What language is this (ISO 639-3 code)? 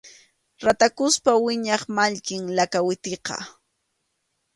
qxu